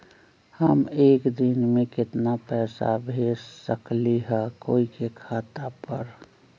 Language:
Magahi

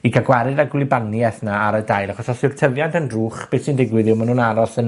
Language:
Welsh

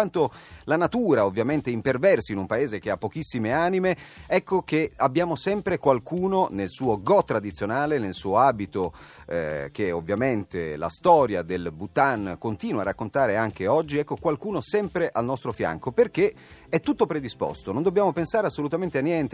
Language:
Italian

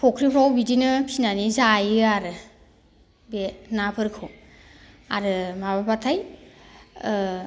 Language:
Bodo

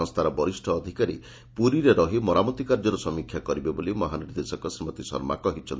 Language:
Odia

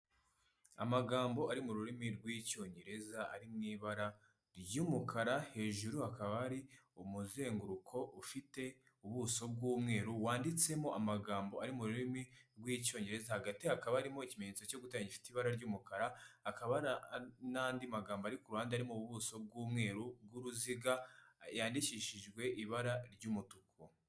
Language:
Kinyarwanda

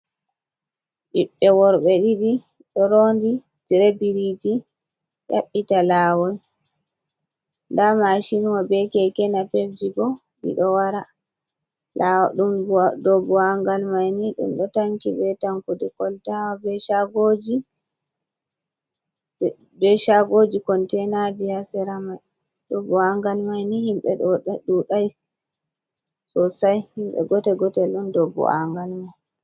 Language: Fula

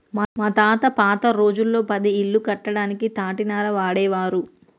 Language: Telugu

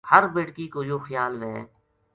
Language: Gujari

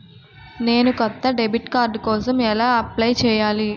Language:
Telugu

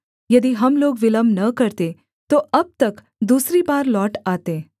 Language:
Hindi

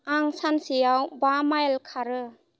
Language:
Bodo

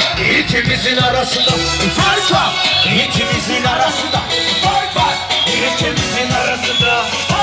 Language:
Bulgarian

